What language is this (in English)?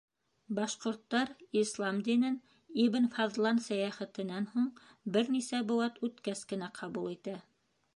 Bashkir